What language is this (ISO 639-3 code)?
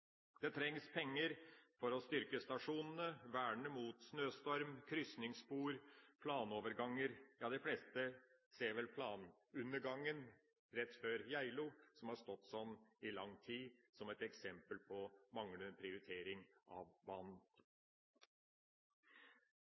nob